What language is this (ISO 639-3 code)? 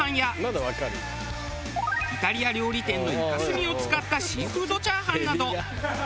jpn